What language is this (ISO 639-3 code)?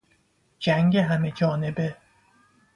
fas